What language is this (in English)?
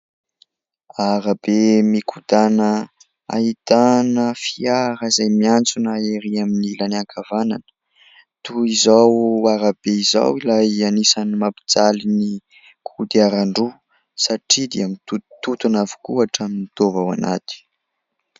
Malagasy